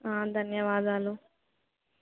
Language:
Telugu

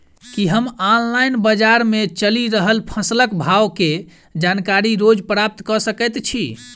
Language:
Maithili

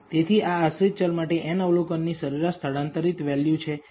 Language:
Gujarati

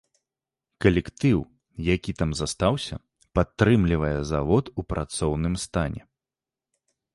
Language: Belarusian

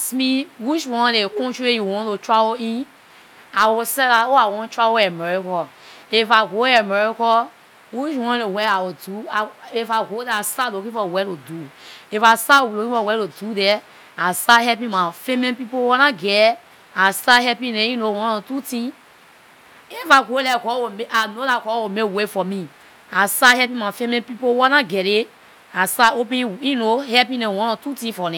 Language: Liberian English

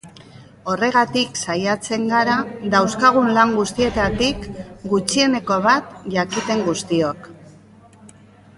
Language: Basque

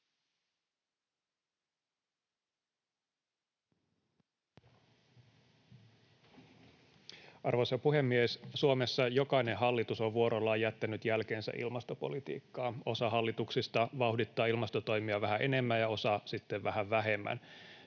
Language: Finnish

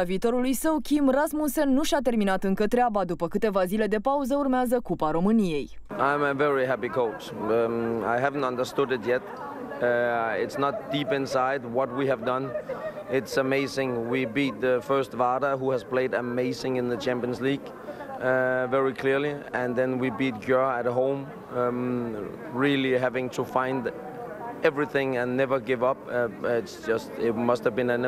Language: Romanian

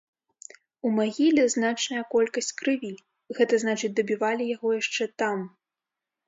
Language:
Belarusian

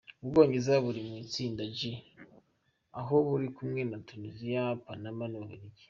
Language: Kinyarwanda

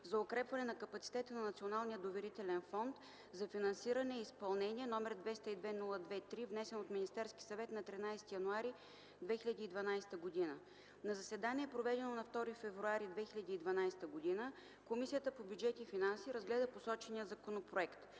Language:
Bulgarian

